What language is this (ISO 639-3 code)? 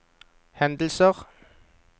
nor